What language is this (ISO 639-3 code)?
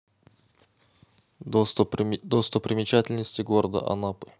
rus